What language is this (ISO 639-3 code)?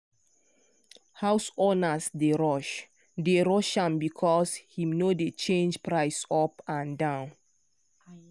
pcm